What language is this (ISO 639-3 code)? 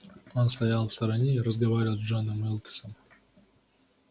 rus